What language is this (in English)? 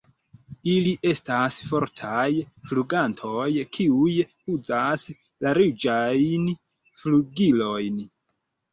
Esperanto